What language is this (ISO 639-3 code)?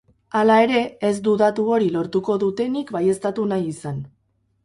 eus